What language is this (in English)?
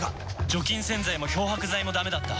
Japanese